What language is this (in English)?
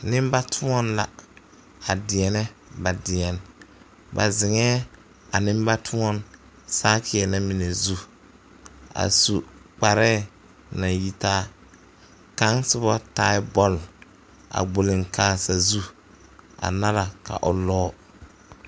Southern Dagaare